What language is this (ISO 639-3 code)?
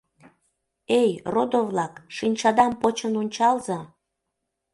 chm